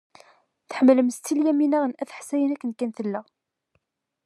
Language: Kabyle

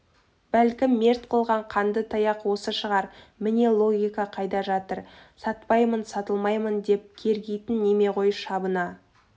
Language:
Kazakh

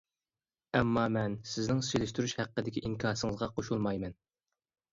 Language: Uyghur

